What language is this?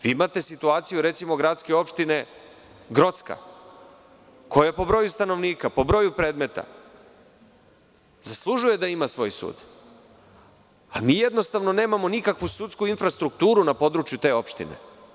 Serbian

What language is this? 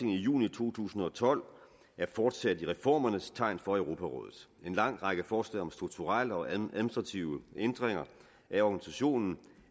Danish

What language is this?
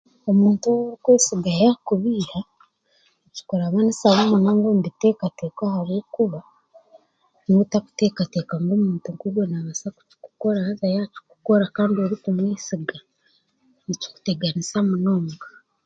Chiga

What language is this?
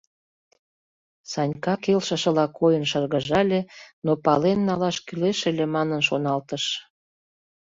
Mari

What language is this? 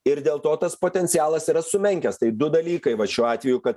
Lithuanian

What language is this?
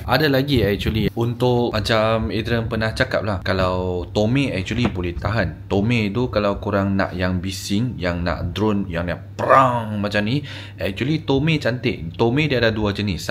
Malay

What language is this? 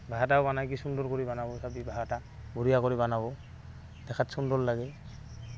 Assamese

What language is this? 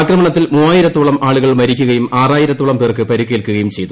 Malayalam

